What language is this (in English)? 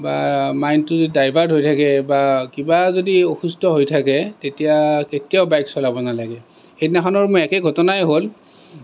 Assamese